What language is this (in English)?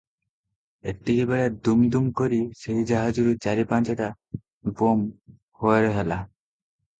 Odia